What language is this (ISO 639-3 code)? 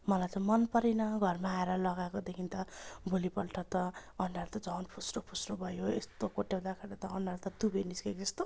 nep